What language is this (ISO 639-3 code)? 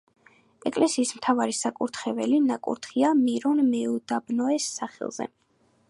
kat